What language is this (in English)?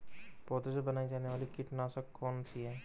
Hindi